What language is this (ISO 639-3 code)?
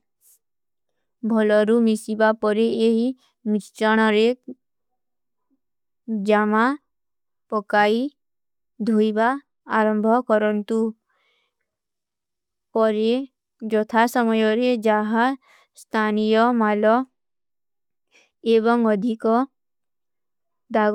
uki